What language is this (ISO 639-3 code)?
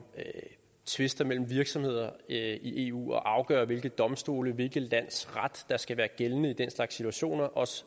dan